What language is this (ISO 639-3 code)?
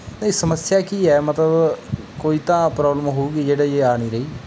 pan